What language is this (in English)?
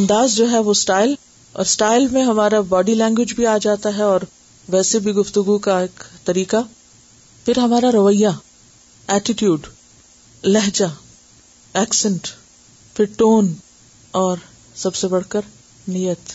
Urdu